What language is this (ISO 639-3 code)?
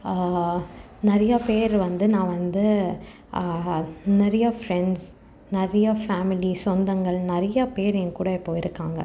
tam